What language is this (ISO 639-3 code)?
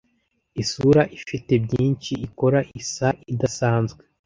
kin